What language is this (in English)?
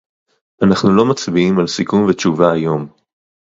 Hebrew